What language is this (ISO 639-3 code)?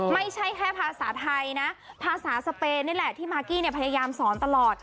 tha